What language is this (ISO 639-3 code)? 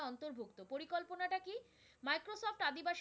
ben